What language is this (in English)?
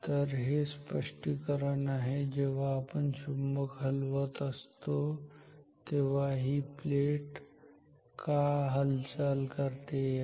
Marathi